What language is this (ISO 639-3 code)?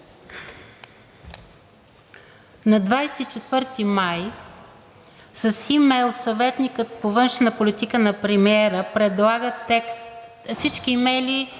bul